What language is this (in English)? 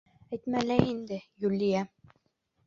Bashkir